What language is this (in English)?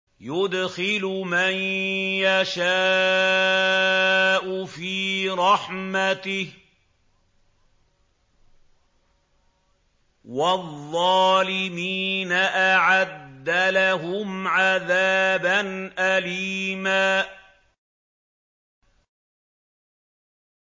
Arabic